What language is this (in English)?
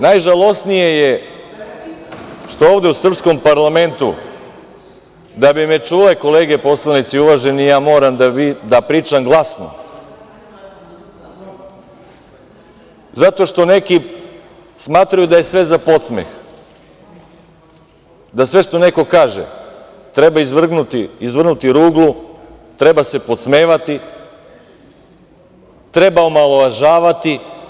Serbian